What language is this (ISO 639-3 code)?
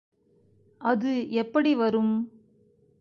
tam